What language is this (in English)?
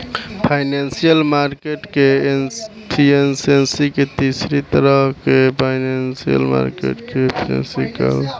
Bhojpuri